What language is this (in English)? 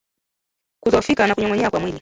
Swahili